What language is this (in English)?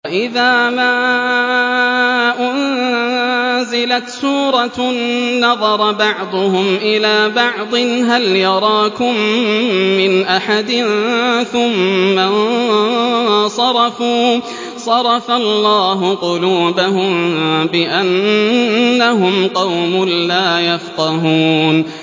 Arabic